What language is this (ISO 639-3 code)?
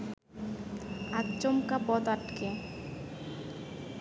ben